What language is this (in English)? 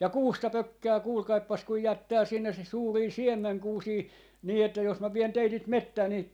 Finnish